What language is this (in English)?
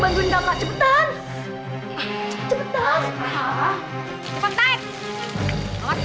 Indonesian